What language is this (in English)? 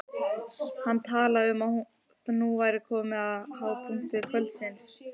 Icelandic